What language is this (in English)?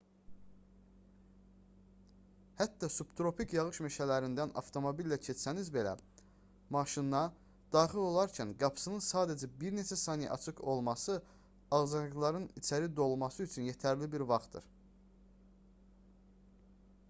Azerbaijani